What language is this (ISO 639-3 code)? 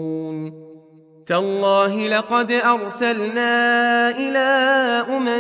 ara